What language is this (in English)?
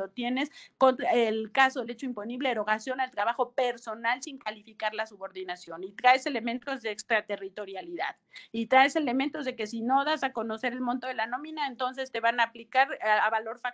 Spanish